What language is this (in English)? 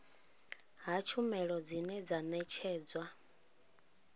Venda